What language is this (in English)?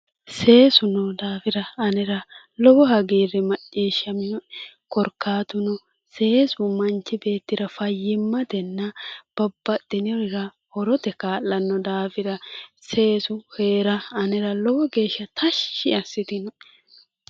Sidamo